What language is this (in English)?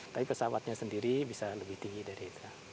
Indonesian